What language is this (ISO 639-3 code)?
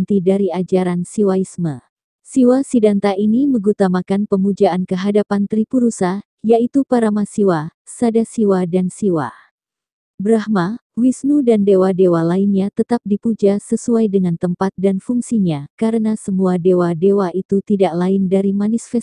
ind